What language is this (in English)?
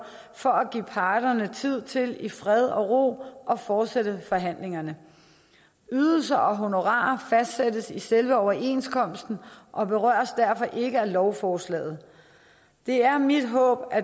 Danish